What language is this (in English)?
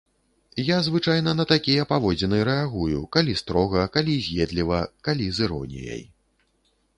Belarusian